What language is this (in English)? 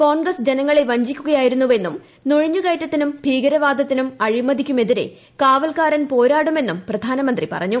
Malayalam